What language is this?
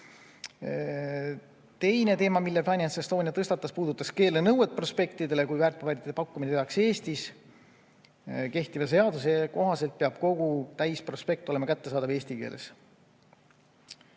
Estonian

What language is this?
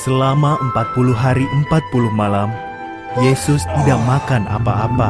Indonesian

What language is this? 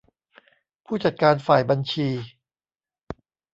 Thai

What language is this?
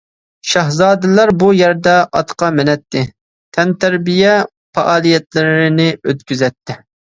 Uyghur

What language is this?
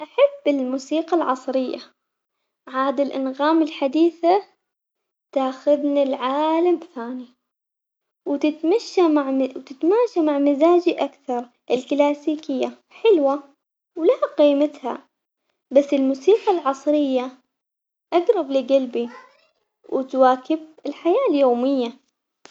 Omani Arabic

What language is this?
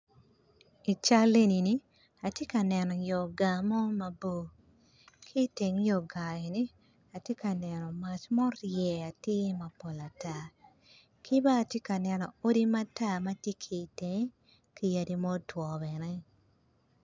Acoli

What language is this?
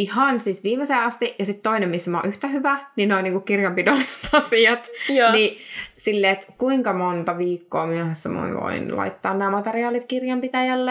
Finnish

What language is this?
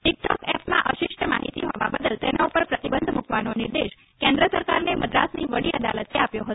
Gujarati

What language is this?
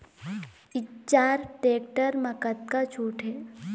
Chhattisgarhi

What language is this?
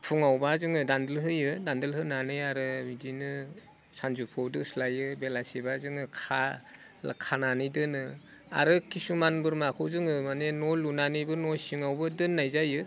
Bodo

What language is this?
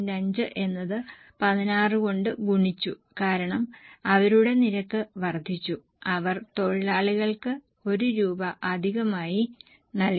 Malayalam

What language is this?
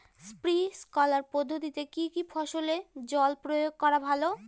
Bangla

